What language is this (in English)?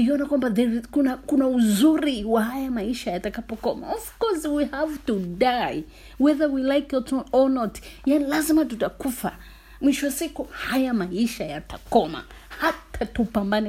Swahili